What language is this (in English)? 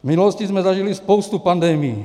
Czech